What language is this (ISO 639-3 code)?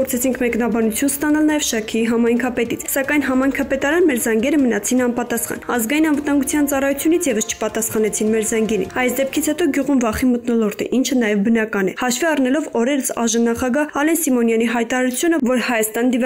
tur